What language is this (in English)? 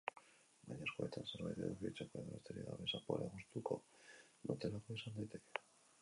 Basque